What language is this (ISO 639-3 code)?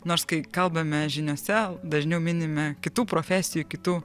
lit